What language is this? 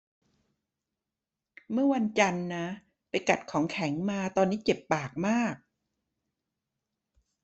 Thai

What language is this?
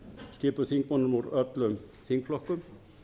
Icelandic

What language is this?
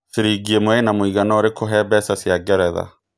Kikuyu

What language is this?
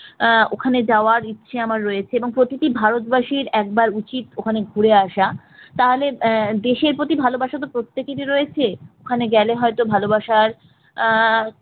Bangla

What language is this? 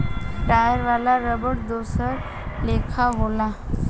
Bhojpuri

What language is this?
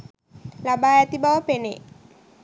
Sinhala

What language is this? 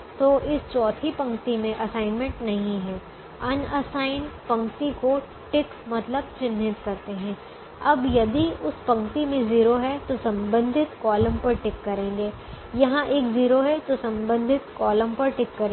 Hindi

